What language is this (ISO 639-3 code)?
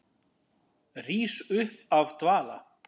isl